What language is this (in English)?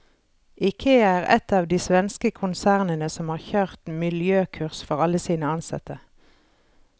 Norwegian